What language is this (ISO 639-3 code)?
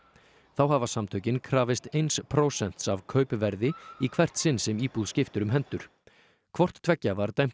isl